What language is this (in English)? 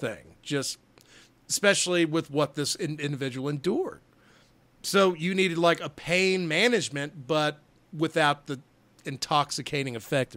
English